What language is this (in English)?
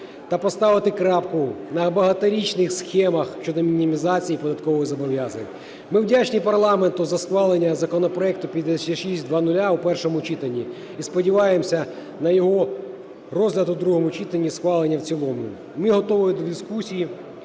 Ukrainian